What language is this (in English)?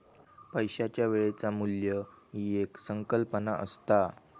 Marathi